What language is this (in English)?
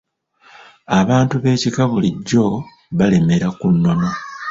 Ganda